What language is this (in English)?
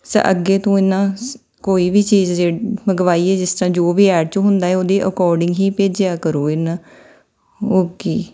Punjabi